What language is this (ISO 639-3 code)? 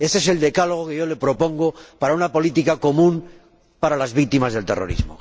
spa